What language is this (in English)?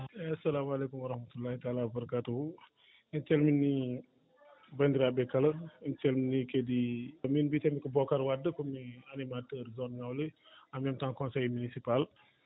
Fula